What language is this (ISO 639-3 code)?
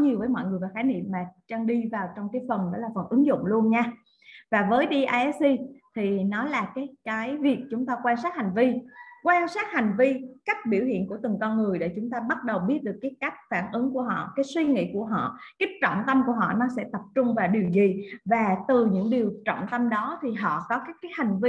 vie